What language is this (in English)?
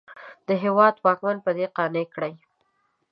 Pashto